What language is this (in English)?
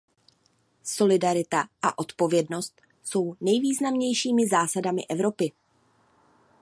Czech